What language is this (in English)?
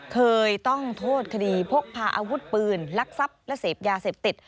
Thai